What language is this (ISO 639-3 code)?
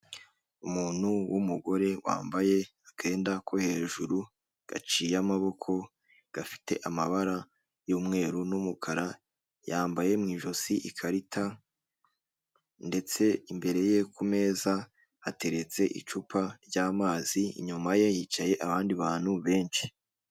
kin